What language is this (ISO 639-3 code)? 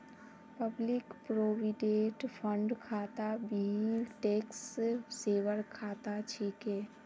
mag